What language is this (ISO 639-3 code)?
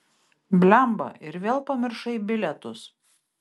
lit